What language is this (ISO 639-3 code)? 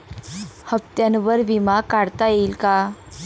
mar